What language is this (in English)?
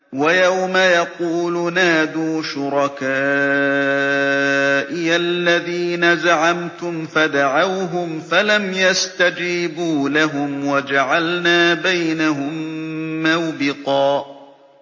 Arabic